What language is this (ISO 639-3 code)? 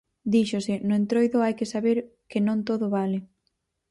glg